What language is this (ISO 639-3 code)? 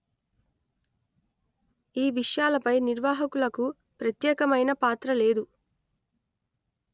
tel